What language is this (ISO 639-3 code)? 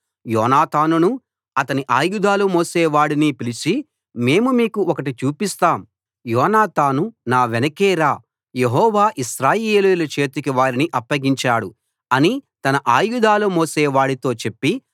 tel